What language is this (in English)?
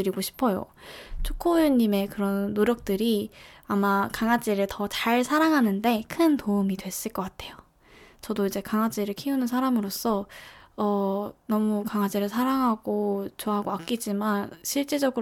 Korean